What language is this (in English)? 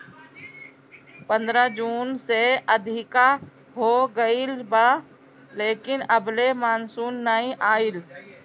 Bhojpuri